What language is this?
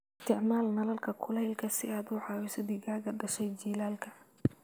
Somali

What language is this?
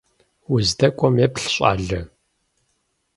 Kabardian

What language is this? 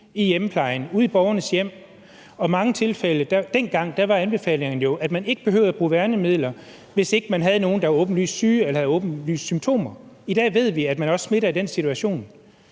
Danish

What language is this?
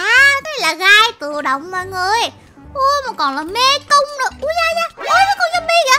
Vietnamese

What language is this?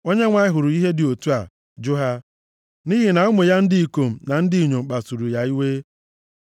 Igbo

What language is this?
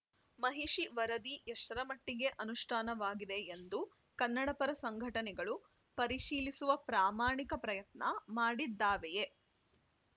Kannada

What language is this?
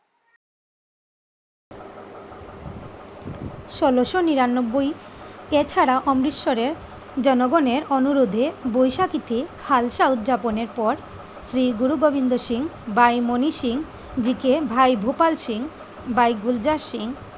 Bangla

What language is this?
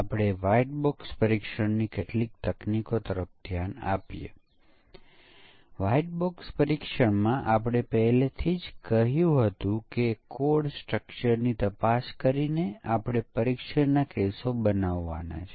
Gujarati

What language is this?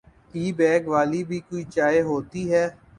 Urdu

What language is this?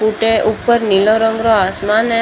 Marwari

